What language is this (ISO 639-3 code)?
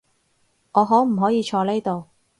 yue